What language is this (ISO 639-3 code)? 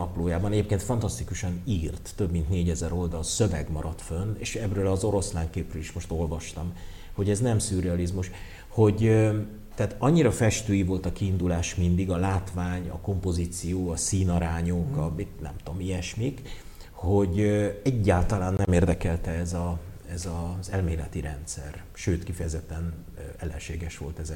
hun